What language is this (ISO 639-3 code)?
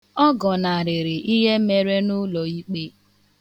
ibo